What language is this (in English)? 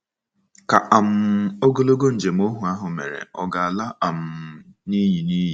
Igbo